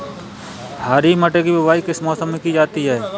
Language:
Hindi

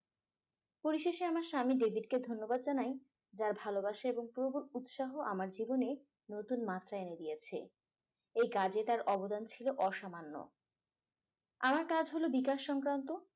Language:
Bangla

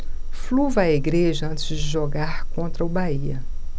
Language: Portuguese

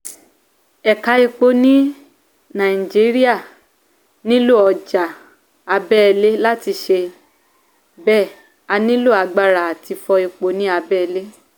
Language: Yoruba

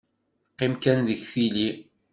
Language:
Kabyle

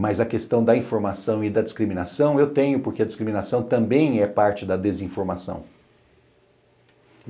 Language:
Portuguese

